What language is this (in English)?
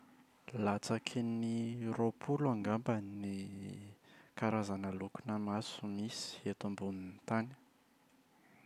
Malagasy